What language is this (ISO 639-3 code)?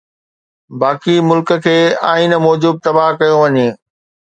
snd